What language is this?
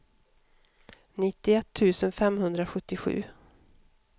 Swedish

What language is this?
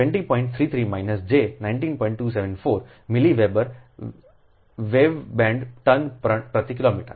Gujarati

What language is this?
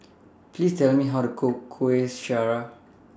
English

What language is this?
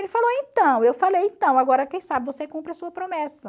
Portuguese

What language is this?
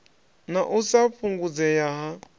Venda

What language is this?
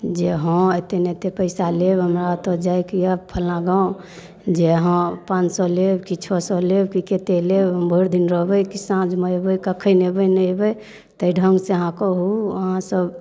Maithili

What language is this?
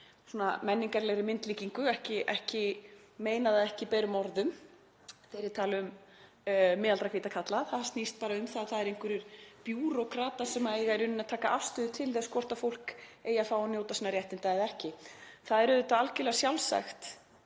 Icelandic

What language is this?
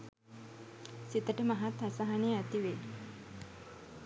Sinhala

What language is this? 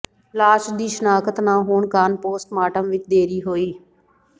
Punjabi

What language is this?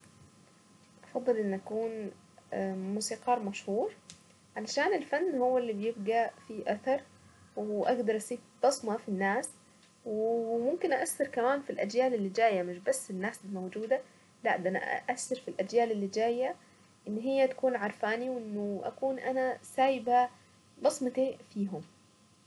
Saidi Arabic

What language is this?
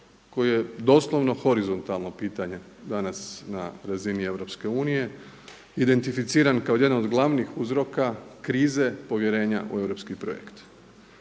Croatian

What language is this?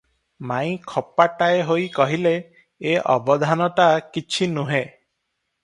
Odia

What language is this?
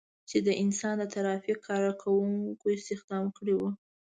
Pashto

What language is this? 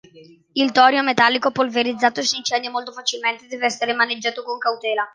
Italian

